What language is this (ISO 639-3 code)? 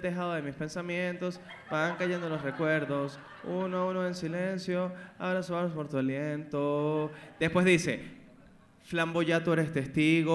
spa